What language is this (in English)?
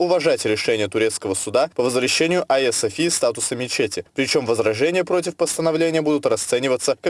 Russian